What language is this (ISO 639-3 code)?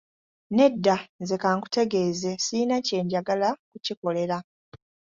lug